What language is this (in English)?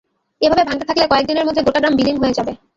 Bangla